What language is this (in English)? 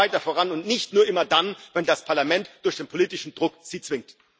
German